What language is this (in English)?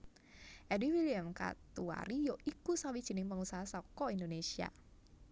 Javanese